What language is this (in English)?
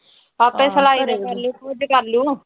Punjabi